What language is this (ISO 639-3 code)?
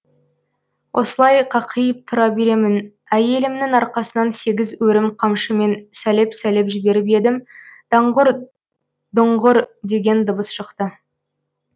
kaz